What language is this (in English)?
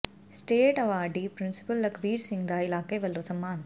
Punjabi